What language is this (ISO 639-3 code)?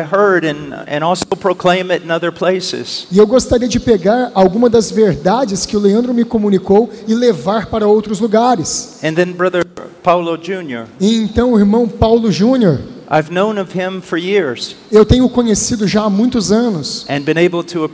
por